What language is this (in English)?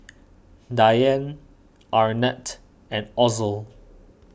English